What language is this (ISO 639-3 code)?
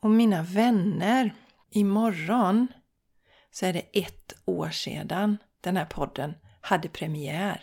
swe